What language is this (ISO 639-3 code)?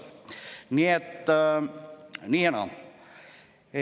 est